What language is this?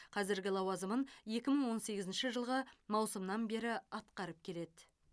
Kazakh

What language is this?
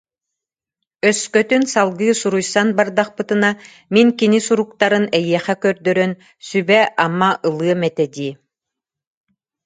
Yakut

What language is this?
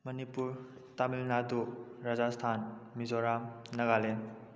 Manipuri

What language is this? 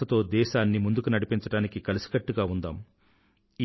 Telugu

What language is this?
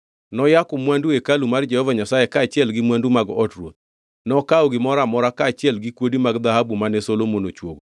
Luo (Kenya and Tanzania)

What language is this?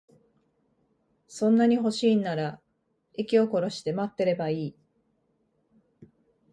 Japanese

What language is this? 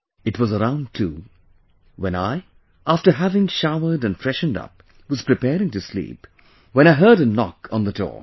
English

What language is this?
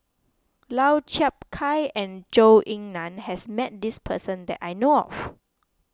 English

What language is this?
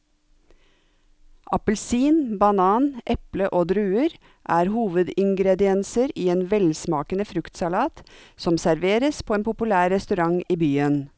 Norwegian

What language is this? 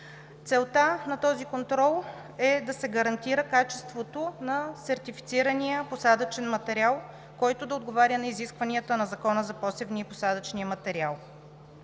Bulgarian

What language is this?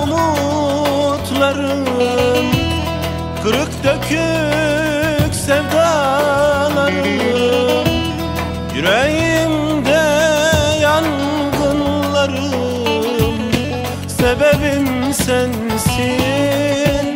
Turkish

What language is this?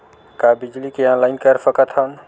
Chhattisgarhi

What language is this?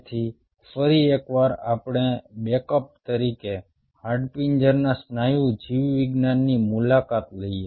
Gujarati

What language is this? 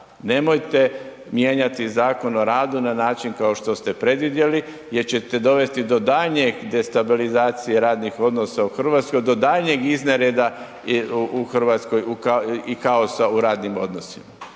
Croatian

